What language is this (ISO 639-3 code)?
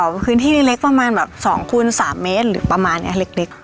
tha